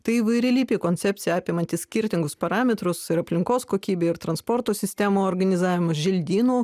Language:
Lithuanian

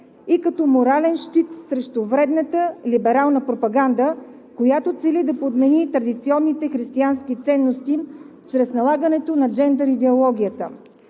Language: Bulgarian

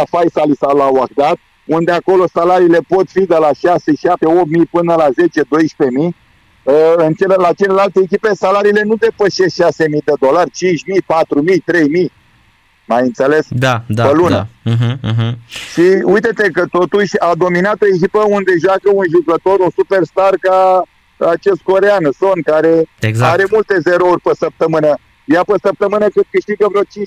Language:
Romanian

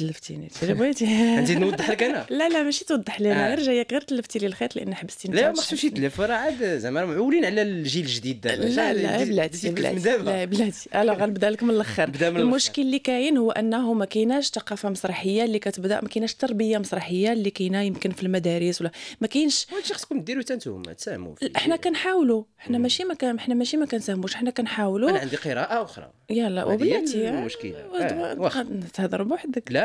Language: Arabic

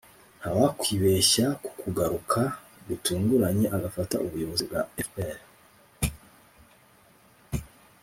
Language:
Kinyarwanda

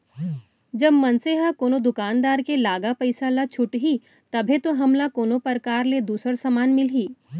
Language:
Chhattisgarhi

